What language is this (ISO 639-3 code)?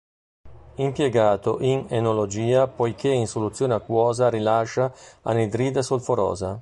ita